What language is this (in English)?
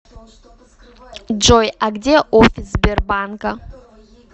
Russian